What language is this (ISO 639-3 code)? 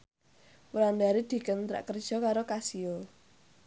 jav